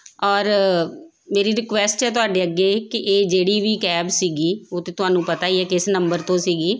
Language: Punjabi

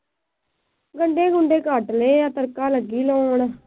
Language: Punjabi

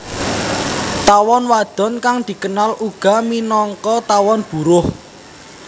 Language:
Javanese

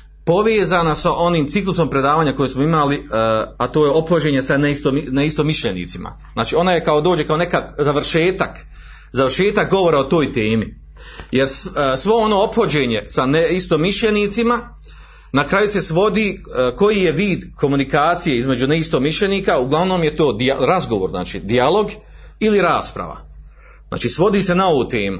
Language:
Croatian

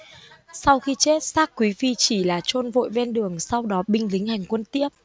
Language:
Vietnamese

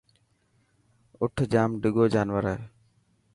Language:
Dhatki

